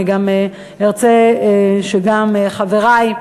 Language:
Hebrew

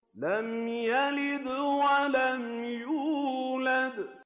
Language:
Arabic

